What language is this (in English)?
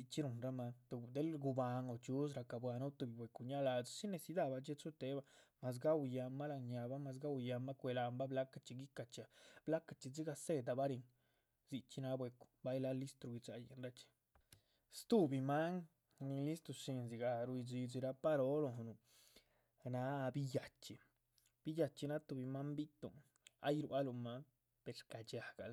Chichicapan Zapotec